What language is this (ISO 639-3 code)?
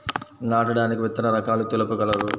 tel